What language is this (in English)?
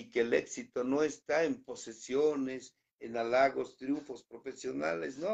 Spanish